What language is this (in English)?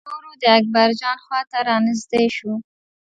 Pashto